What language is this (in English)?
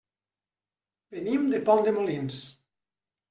Catalan